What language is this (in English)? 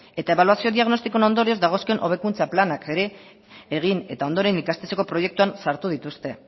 Basque